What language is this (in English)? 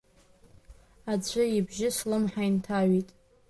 Abkhazian